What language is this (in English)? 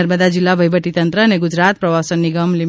Gujarati